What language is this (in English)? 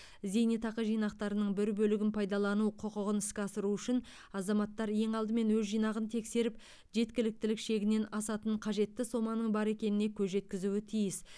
Kazakh